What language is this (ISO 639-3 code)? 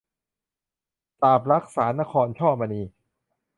tha